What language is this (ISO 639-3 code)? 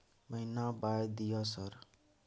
mai